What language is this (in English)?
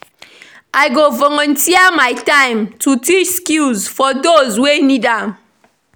Nigerian Pidgin